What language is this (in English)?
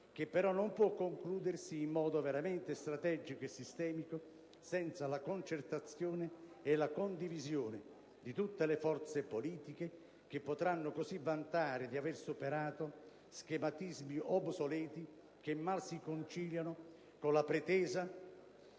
Italian